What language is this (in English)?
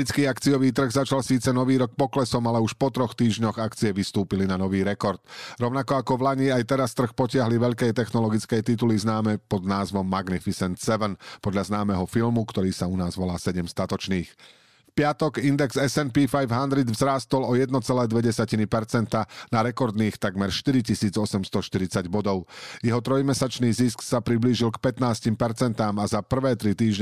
Slovak